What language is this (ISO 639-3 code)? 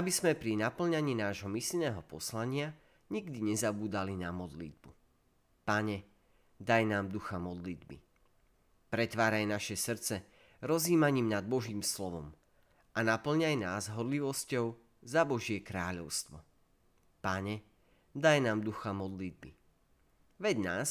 slk